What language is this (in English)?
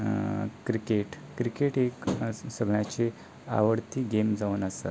Konkani